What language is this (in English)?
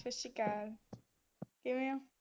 Punjabi